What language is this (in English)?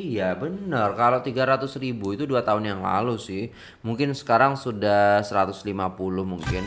Indonesian